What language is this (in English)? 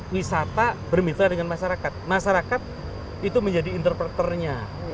Indonesian